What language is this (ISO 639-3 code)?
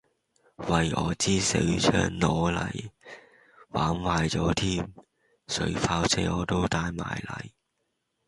yue